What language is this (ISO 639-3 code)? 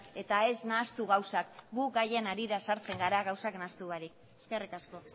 eus